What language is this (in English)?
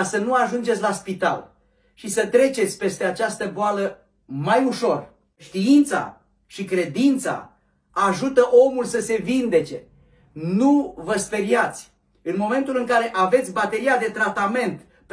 Romanian